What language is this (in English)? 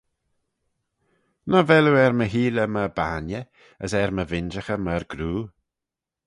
Manx